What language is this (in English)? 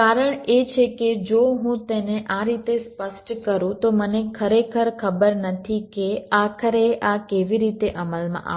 Gujarati